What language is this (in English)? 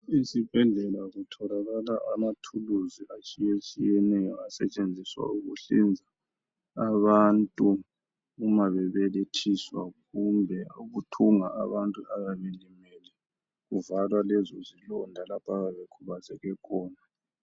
North Ndebele